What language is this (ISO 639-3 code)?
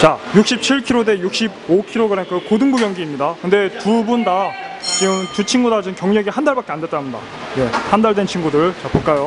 kor